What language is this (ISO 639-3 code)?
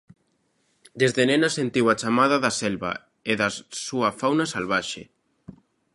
glg